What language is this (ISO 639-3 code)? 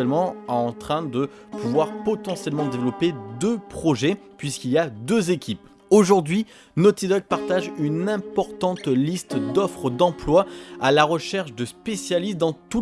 fra